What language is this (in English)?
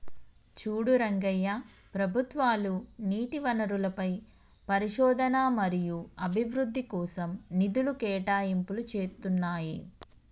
Telugu